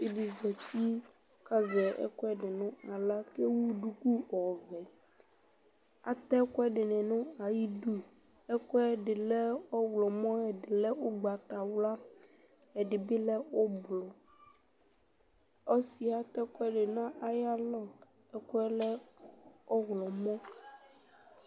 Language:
Ikposo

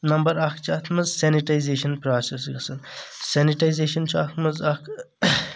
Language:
Kashmiri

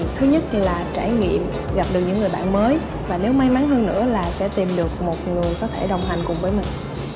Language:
Vietnamese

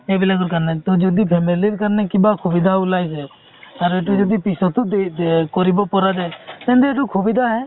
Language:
Assamese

